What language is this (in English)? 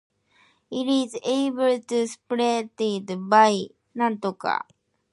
English